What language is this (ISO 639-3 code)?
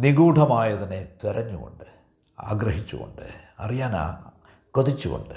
mal